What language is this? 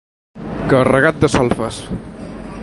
Catalan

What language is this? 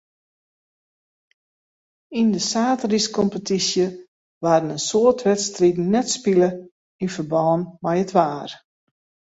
Western Frisian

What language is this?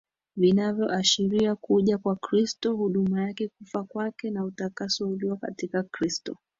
Swahili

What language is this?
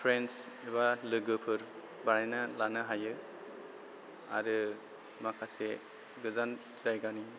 Bodo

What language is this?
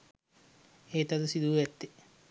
Sinhala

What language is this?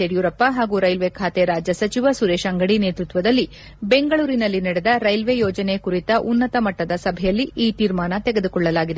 Kannada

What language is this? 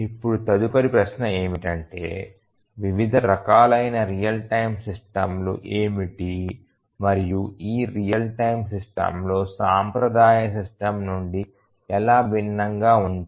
Telugu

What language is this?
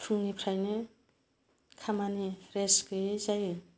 Bodo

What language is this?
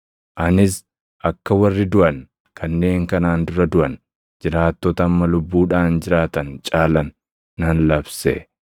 Oromo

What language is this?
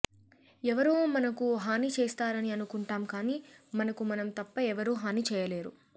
Telugu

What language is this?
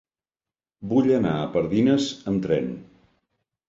Catalan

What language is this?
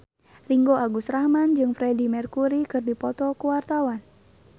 Sundanese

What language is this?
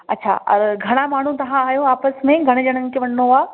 Sindhi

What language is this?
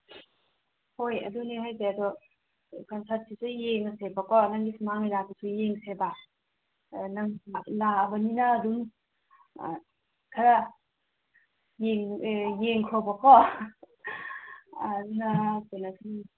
Manipuri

